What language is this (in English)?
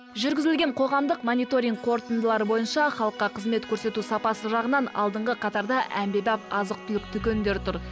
Kazakh